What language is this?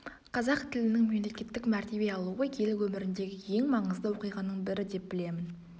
Kazakh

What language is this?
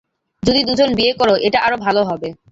Bangla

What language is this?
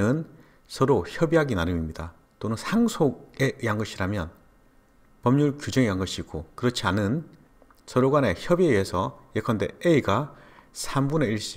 Korean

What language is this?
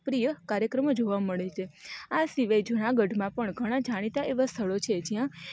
Gujarati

